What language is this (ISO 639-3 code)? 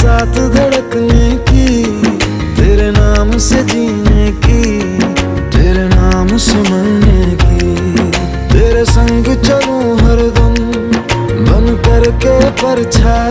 hin